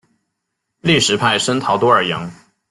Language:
Chinese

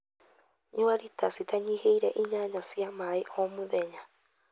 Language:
Kikuyu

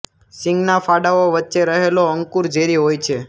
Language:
Gujarati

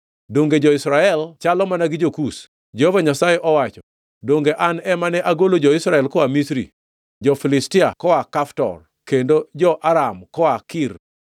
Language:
Luo (Kenya and Tanzania)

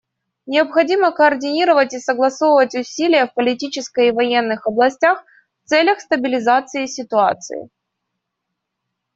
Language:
Russian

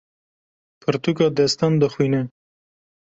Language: Kurdish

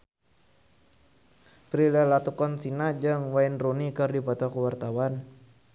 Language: Sundanese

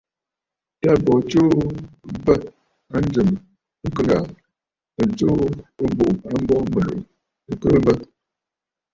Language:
Bafut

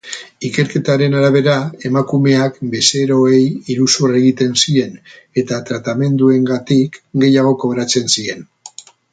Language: Basque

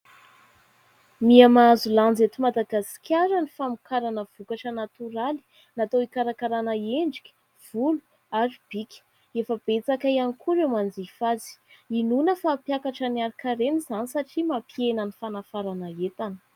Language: Malagasy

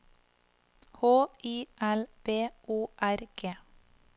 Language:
Norwegian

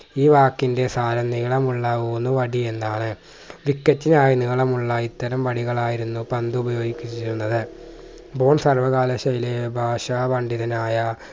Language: Malayalam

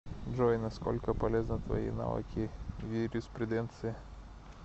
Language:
Russian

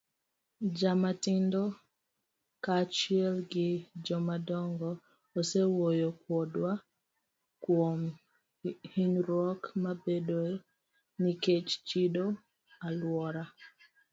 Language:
Luo (Kenya and Tanzania)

